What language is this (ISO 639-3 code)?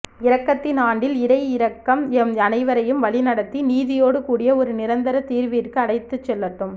tam